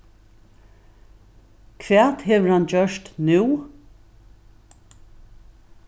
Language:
Faroese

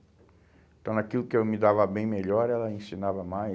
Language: Portuguese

